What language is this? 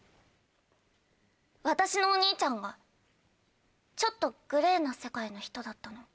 Japanese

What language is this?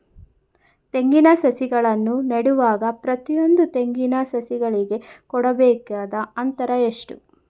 Kannada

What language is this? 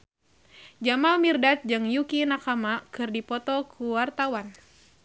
Sundanese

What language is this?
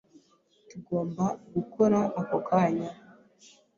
Kinyarwanda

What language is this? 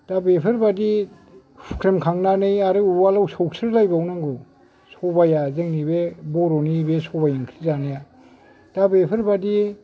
Bodo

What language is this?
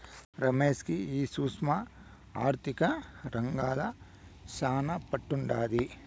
Telugu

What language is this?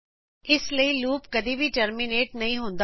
Punjabi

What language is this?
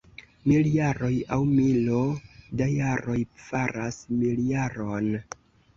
Esperanto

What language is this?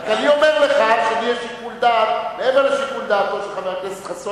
Hebrew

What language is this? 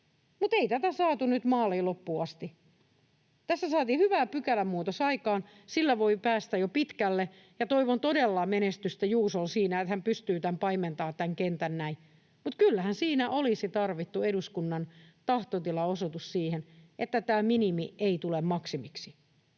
Finnish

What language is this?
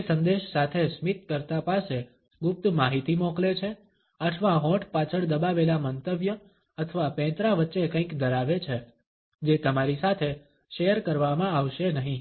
Gujarati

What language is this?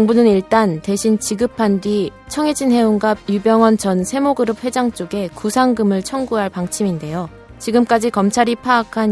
Korean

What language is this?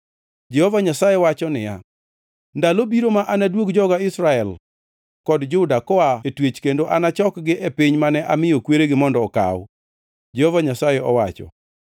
Luo (Kenya and Tanzania)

